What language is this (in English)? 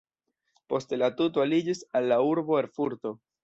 Esperanto